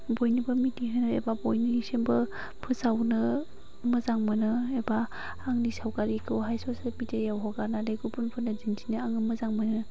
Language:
Bodo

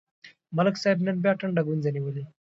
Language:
Pashto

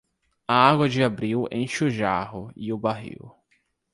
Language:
Portuguese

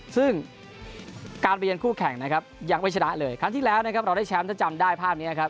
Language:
Thai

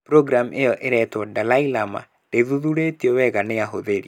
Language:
Kikuyu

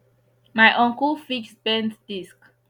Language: Nigerian Pidgin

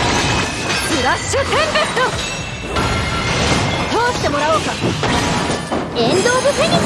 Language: Japanese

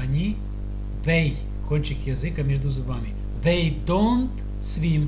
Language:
Russian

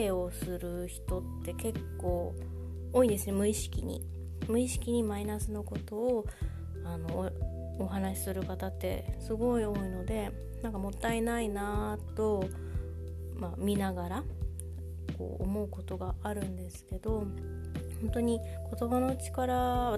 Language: Japanese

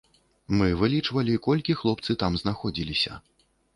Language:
Belarusian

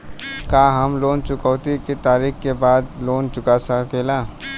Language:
Bhojpuri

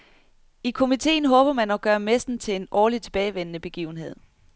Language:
Danish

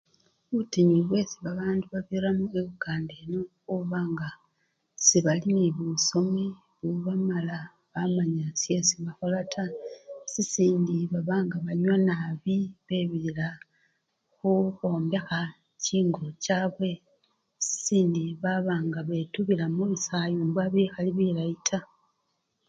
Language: Luyia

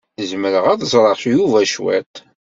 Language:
Kabyle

